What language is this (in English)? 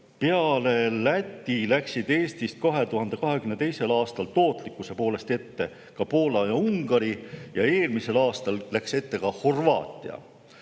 Estonian